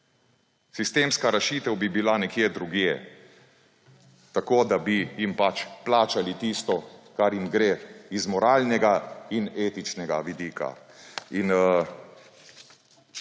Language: Slovenian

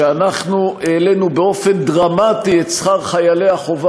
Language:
Hebrew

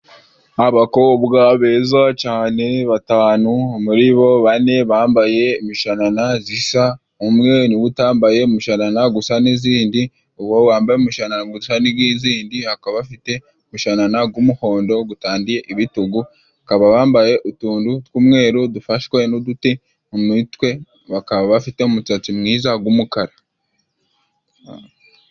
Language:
Kinyarwanda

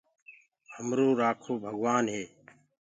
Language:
Gurgula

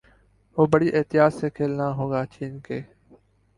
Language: Urdu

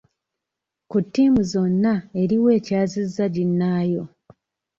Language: Ganda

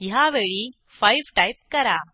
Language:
Marathi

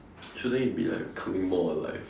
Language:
English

